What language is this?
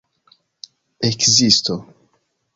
Esperanto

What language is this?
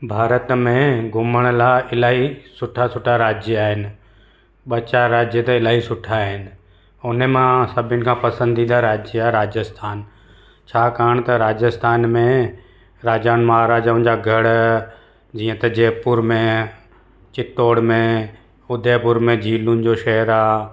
Sindhi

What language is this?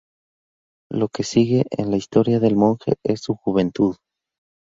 Spanish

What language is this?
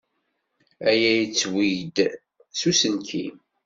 Kabyle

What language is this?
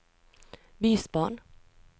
Norwegian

